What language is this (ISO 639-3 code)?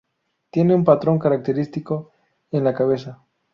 spa